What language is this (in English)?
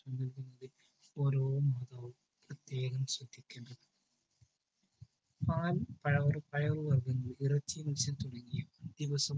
Malayalam